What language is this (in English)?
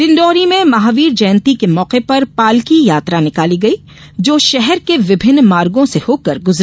Hindi